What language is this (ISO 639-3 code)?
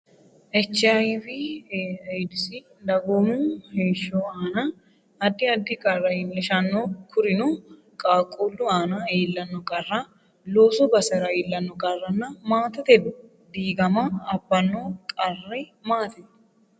sid